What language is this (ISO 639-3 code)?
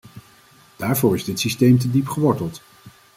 nld